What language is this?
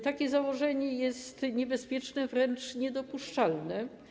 Polish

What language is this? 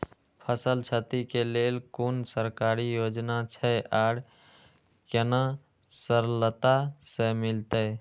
Maithili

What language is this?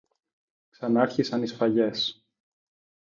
Greek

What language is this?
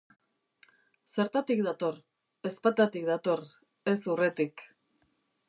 Basque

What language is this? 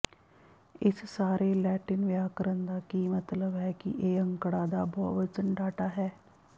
Punjabi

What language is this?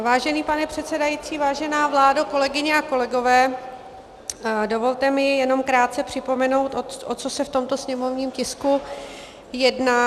Czech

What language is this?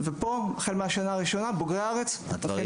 Hebrew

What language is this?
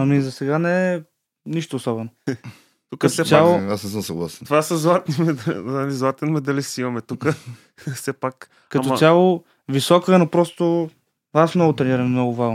Bulgarian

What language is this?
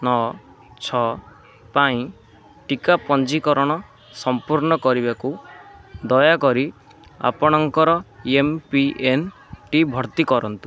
Odia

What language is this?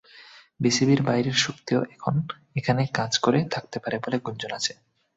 Bangla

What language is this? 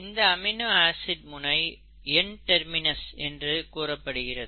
Tamil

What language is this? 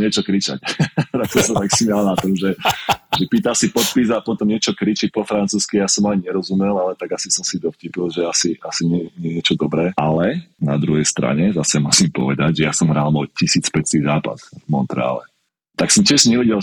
Slovak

